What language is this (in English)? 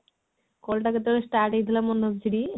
Odia